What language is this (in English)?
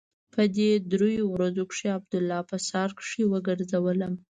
Pashto